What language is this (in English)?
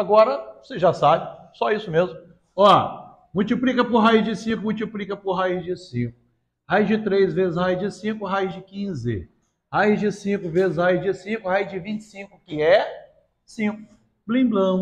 Portuguese